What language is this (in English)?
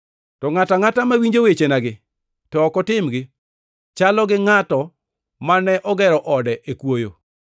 Luo (Kenya and Tanzania)